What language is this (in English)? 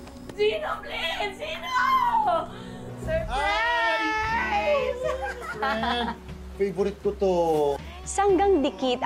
Filipino